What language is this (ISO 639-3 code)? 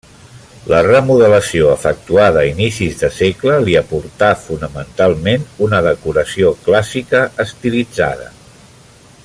cat